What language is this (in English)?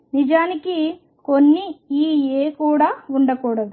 Telugu